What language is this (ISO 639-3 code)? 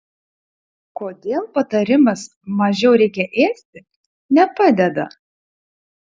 lit